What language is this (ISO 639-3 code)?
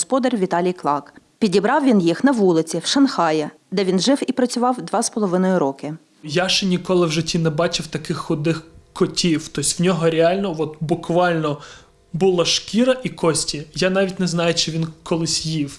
ukr